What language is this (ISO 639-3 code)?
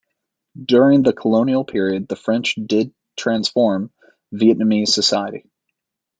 eng